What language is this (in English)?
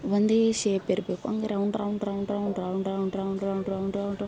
Kannada